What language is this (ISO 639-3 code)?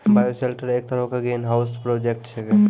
mai